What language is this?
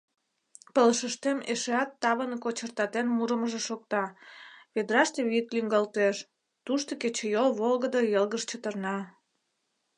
Mari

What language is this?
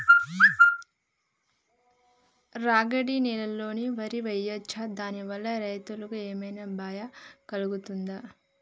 Telugu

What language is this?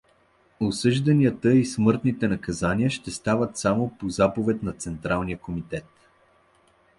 Bulgarian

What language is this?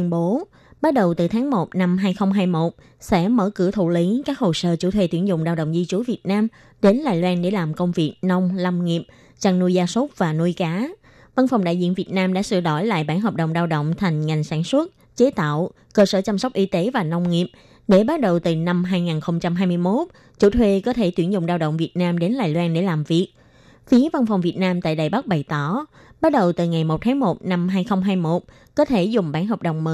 Vietnamese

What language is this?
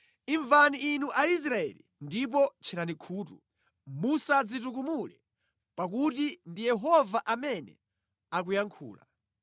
Nyanja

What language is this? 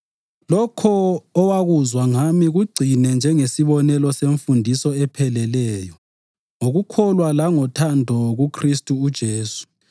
North Ndebele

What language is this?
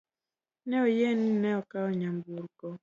Luo (Kenya and Tanzania)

